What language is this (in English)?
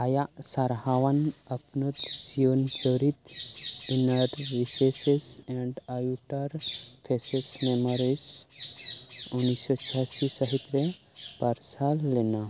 Santali